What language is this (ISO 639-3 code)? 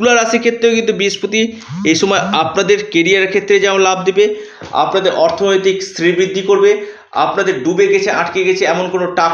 ben